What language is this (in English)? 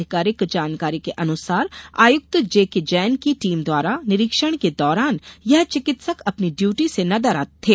Hindi